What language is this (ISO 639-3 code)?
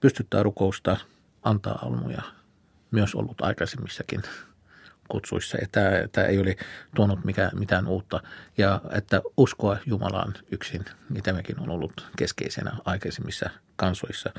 fin